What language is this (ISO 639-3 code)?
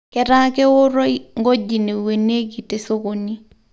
mas